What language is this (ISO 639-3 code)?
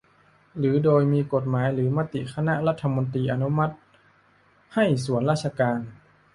tha